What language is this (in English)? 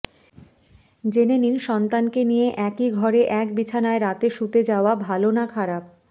Bangla